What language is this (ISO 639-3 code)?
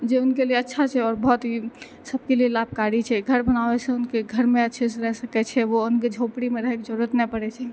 mai